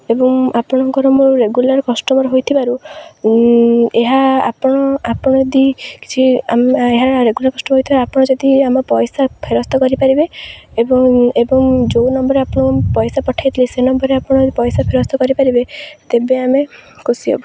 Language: Odia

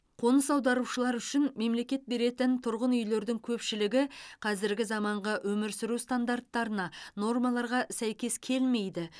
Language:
Kazakh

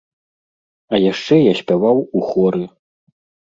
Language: Belarusian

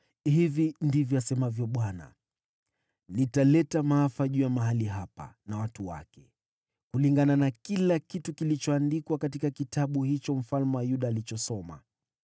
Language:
Swahili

